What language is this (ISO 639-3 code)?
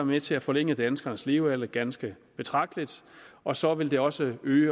dan